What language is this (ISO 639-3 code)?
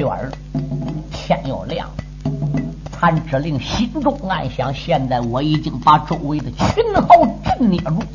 zho